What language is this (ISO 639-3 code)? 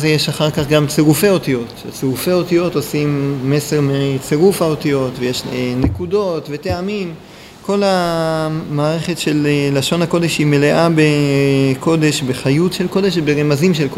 heb